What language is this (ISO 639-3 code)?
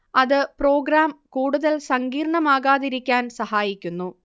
mal